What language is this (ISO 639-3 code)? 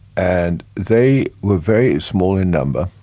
eng